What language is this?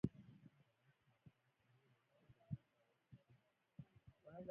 Swahili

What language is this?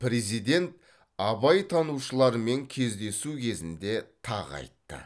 Kazakh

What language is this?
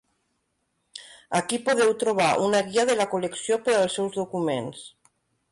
Catalan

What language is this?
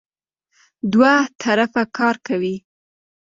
Pashto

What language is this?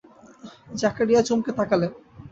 Bangla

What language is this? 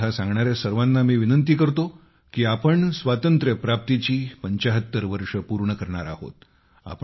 Marathi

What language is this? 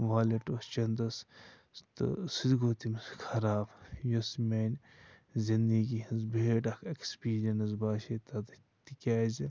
Kashmiri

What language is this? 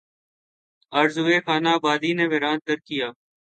Urdu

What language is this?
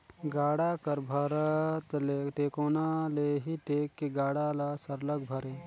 Chhattisgarhi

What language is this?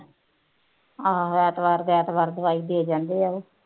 Punjabi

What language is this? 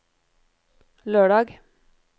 Norwegian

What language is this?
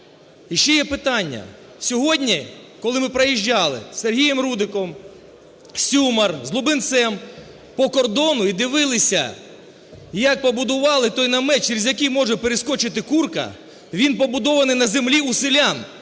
Ukrainian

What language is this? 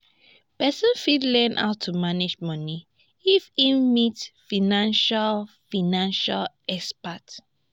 Nigerian Pidgin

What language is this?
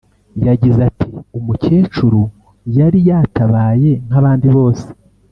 Kinyarwanda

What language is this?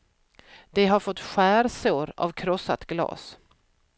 Swedish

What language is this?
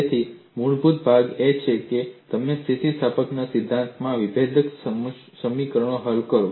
Gujarati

